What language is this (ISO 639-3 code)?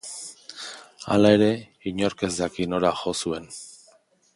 eus